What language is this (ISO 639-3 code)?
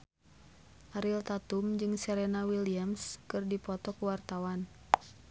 sun